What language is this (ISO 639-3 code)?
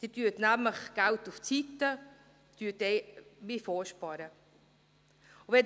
gsw